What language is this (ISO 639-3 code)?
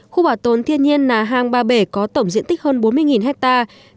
vie